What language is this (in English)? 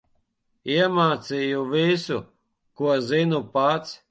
Latvian